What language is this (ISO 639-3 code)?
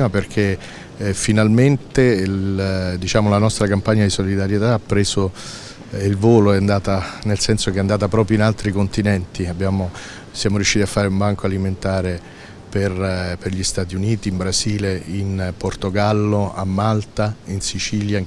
ita